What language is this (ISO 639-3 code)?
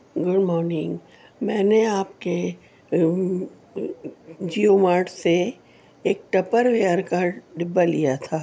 urd